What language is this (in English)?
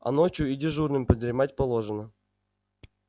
Russian